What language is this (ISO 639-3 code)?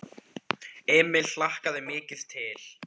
isl